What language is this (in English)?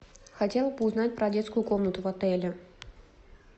Russian